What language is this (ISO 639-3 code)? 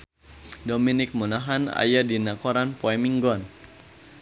sun